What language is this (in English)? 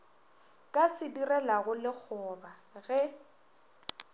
Northern Sotho